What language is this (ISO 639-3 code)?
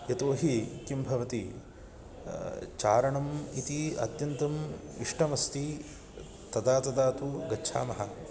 san